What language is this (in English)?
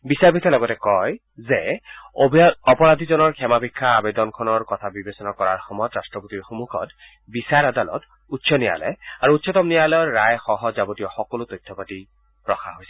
Assamese